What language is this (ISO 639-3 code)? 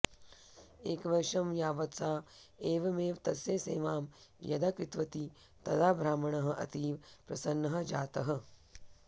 san